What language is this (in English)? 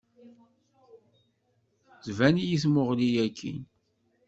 Kabyle